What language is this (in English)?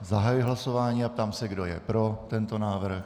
Czech